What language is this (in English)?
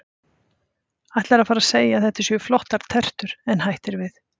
Icelandic